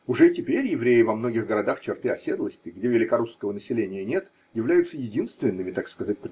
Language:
Russian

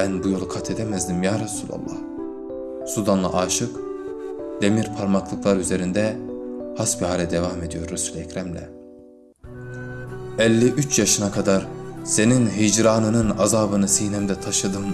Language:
Turkish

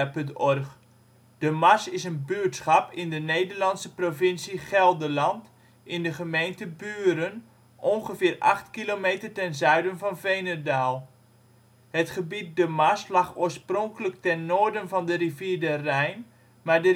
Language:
Dutch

